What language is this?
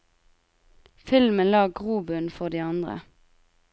Norwegian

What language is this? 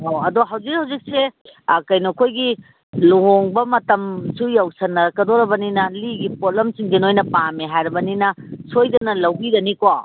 Manipuri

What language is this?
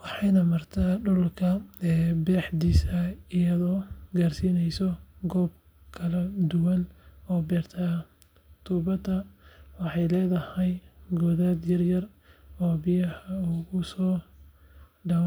Somali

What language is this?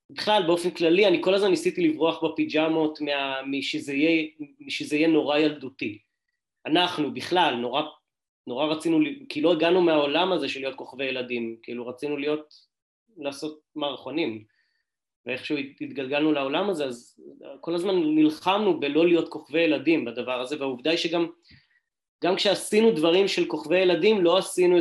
Hebrew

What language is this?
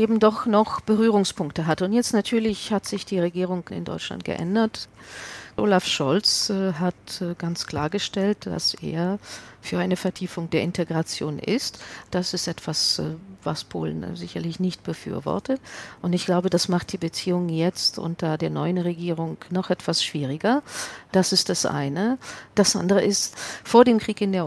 German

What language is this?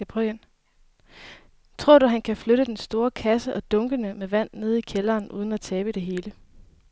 Danish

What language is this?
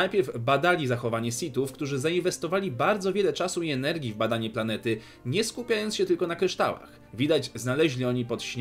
Polish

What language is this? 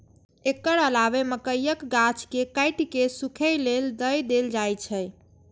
Maithili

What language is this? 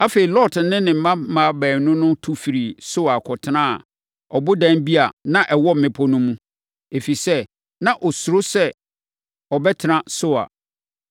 Akan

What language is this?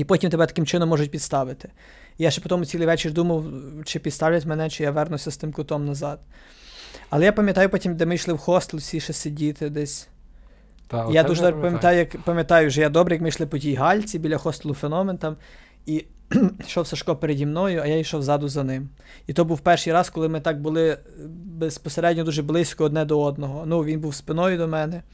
Ukrainian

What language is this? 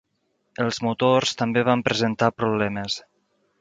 Catalan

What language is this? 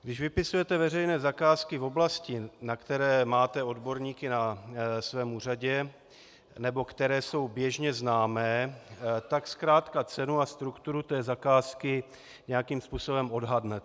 Czech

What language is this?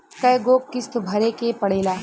Bhojpuri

